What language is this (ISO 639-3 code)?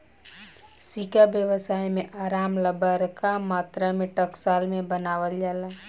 bho